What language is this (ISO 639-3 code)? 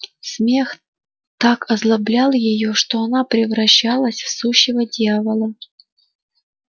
rus